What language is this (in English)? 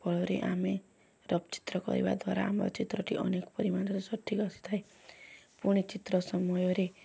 Odia